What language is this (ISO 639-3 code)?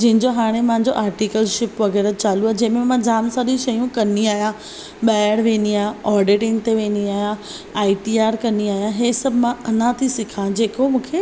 snd